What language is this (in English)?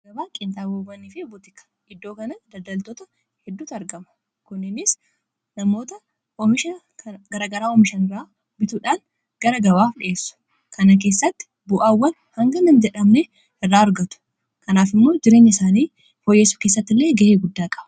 Oromo